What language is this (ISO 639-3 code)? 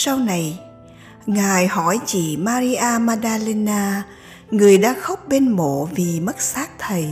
vie